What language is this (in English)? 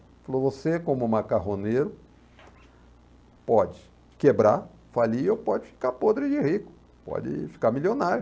Portuguese